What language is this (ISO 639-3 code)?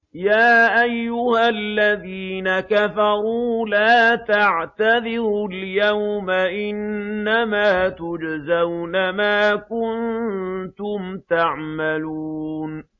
ara